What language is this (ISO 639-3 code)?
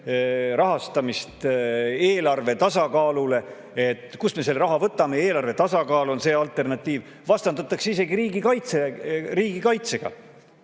est